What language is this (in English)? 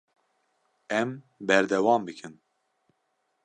Kurdish